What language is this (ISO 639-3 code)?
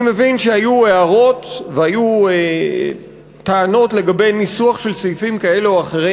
heb